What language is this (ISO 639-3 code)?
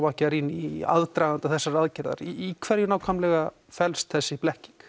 isl